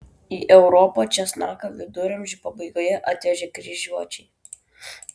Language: Lithuanian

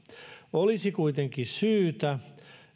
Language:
Finnish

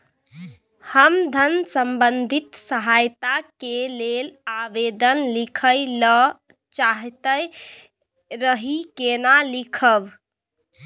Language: Maithili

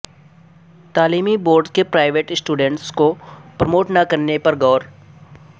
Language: Urdu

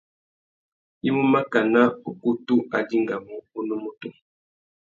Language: Tuki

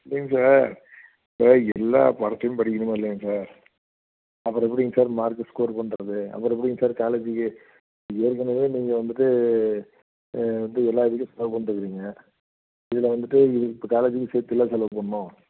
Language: Tamil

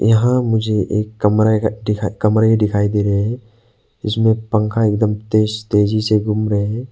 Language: Hindi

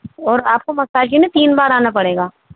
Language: Urdu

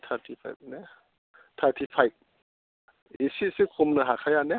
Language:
Bodo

